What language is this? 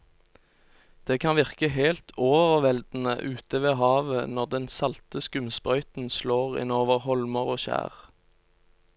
Norwegian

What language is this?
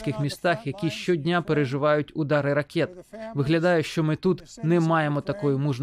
Ukrainian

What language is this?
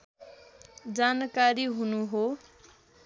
Nepali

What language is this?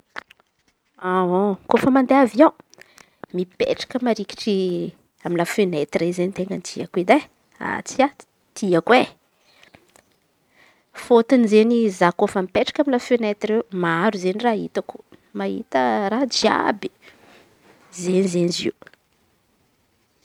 Antankarana Malagasy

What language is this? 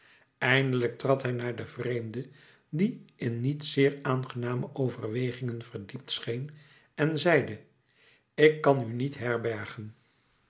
Dutch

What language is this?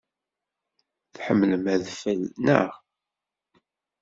Kabyle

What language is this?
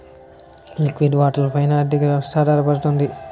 Telugu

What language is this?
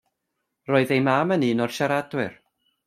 Welsh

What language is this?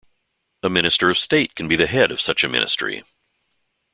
English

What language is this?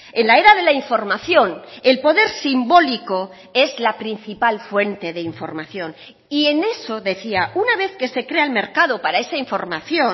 Spanish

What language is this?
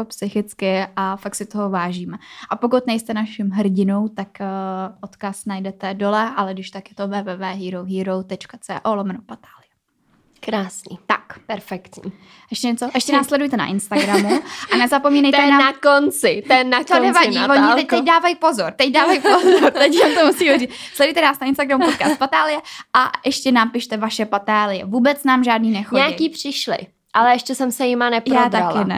Czech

